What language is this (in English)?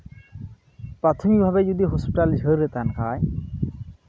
Santali